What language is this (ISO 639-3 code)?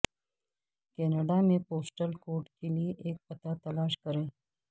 urd